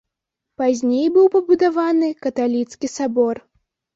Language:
Belarusian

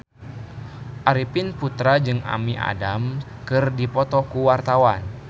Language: Sundanese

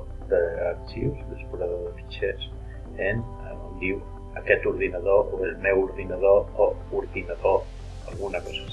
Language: English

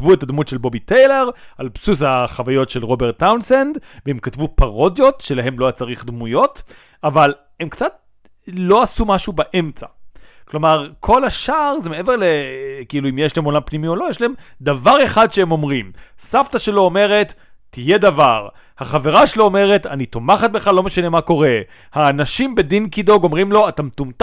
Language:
Hebrew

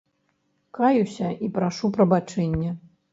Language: Belarusian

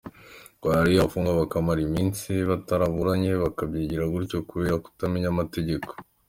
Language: Kinyarwanda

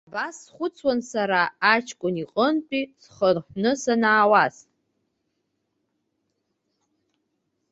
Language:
Abkhazian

